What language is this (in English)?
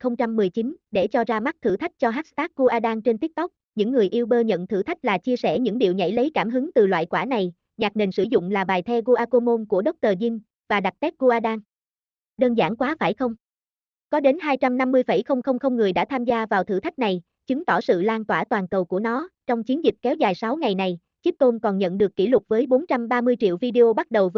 Vietnamese